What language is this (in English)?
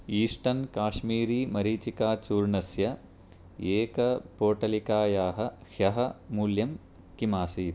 Sanskrit